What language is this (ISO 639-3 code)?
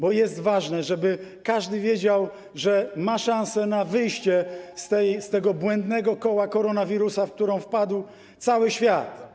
pol